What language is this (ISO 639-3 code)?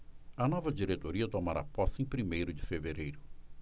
por